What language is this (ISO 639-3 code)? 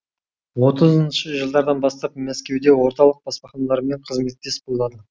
kaz